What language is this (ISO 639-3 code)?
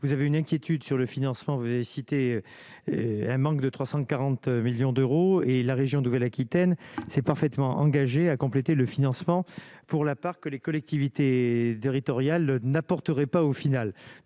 fra